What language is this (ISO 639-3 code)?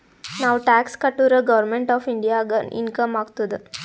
kan